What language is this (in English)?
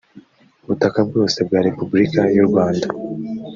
Kinyarwanda